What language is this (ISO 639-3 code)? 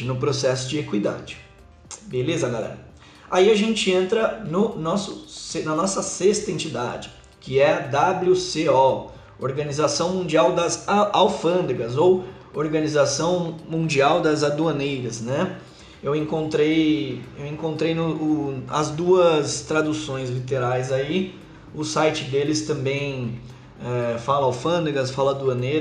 por